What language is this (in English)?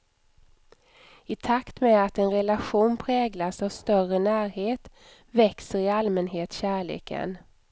Swedish